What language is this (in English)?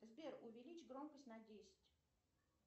Russian